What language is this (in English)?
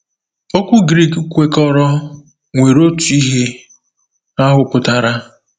Igbo